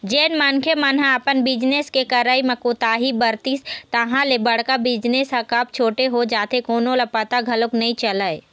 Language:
Chhattisgarhi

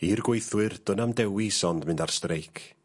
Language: Welsh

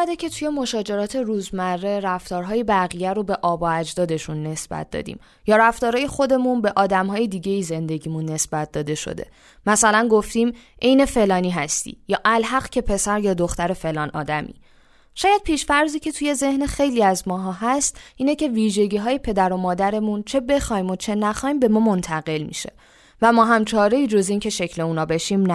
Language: Persian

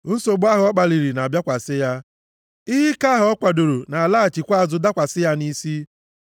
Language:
Igbo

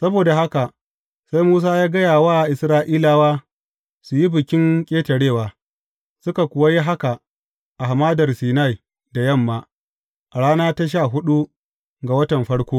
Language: Hausa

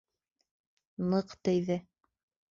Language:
Bashkir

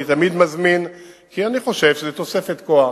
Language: Hebrew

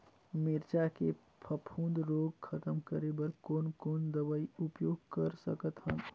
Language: Chhattisgarhi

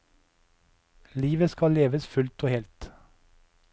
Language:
Norwegian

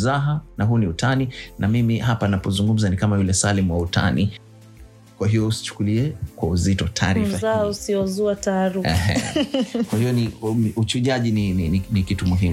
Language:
Swahili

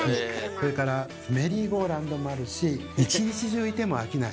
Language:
Japanese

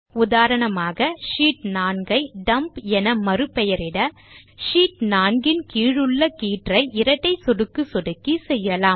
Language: Tamil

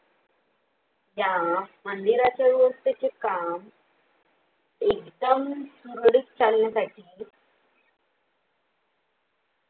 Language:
Marathi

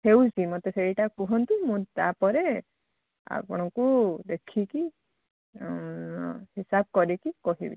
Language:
Odia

